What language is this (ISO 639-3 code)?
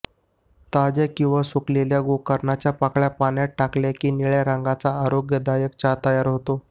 mar